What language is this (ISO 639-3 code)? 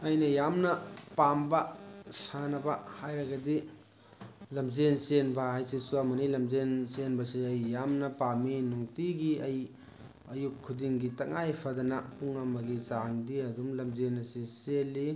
mni